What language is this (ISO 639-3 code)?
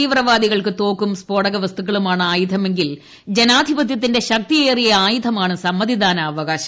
mal